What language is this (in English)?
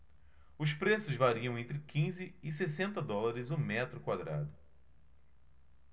Portuguese